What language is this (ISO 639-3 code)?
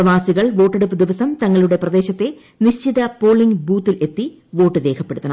mal